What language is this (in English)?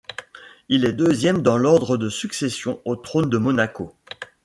French